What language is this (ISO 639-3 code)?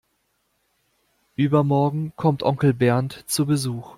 deu